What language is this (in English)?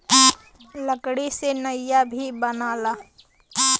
Bhojpuri